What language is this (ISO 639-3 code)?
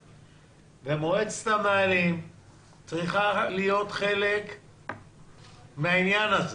heb